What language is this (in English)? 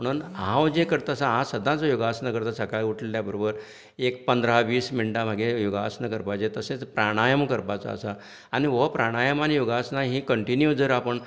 Konkani